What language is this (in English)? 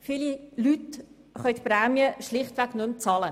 Swiss German